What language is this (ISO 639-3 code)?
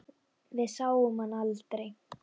isl